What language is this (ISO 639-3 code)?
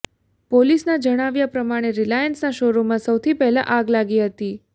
guj